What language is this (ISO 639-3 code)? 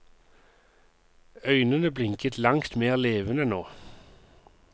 nor